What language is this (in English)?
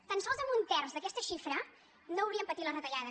Catalan